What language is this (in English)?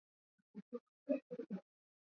Swahili